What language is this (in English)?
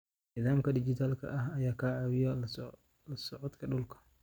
Somali